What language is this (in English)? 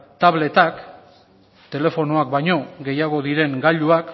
Basque